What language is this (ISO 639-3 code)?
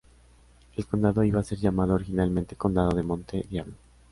spa